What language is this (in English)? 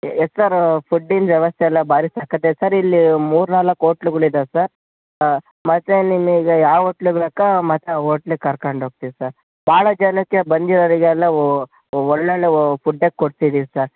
Kannada